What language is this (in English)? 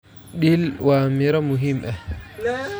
Somali